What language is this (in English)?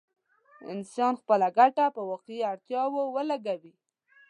Pashto